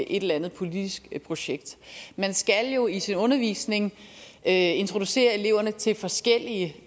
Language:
Danish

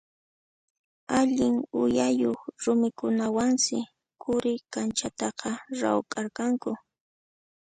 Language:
Puno Quechua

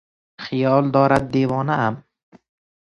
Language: Persian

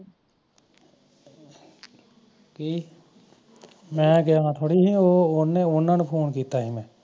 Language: Punjabi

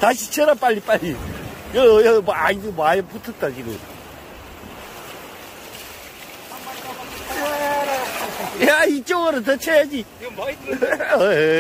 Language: Korean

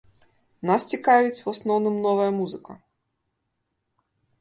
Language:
Belarusian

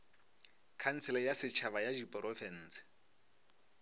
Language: Northern Sotho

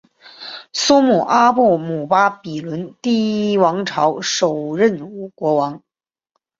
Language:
Chinese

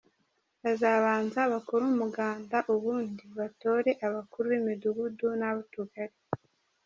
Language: Kinyarwanda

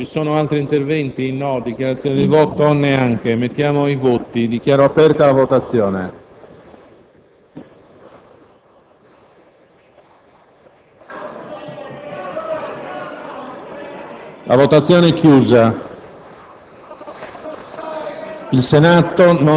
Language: Italian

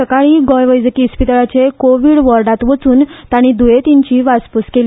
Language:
Konkani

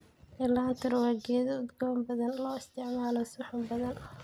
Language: Somali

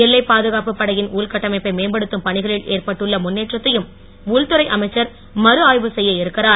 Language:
Tamil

